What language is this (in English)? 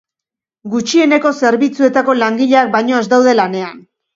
Basque